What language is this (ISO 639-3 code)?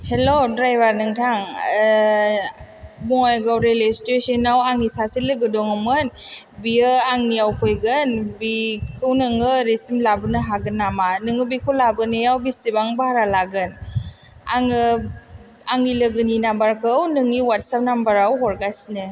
brx